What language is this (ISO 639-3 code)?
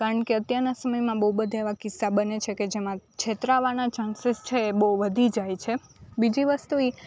guj